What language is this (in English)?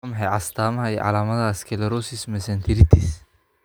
Somali